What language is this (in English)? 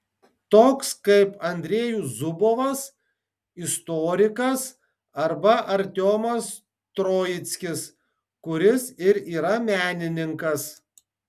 Lithuanian